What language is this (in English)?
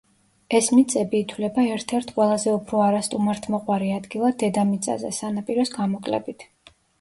Georgian